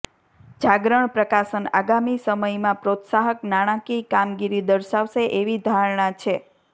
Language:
Gujarati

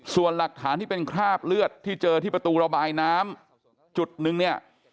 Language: Thai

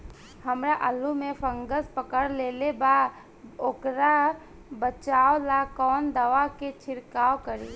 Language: Bhojpuri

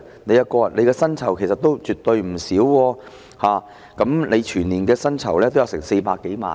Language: Cantonese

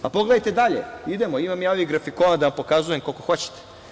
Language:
Serbian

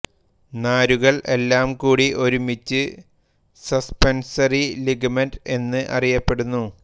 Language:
Malayalam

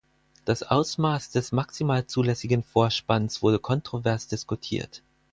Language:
German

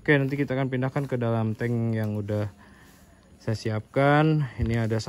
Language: Indonesian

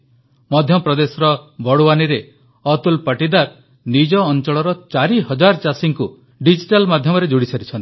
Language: Odia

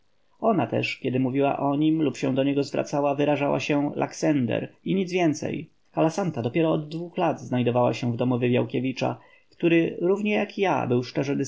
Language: Polish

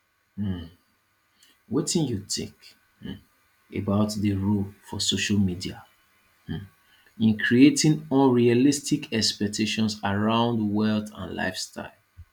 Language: Nigerian Pidgin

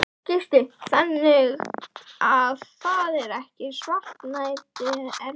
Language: Icelandic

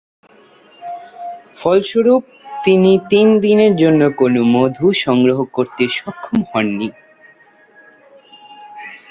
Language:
Bangla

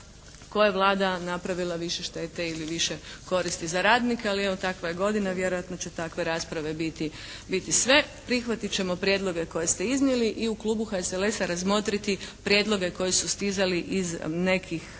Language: Croatian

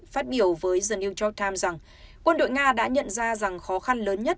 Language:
Vietnamese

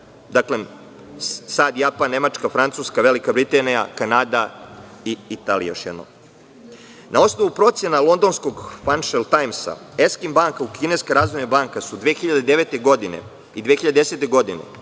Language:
Serbian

